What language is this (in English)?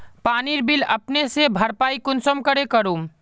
Magahi